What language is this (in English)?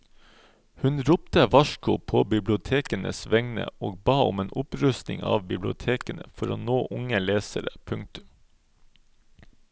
Norwegian